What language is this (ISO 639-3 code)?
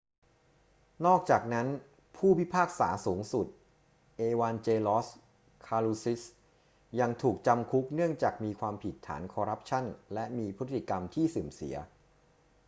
tha